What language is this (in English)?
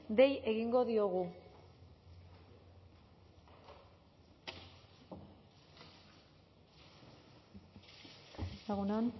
Basque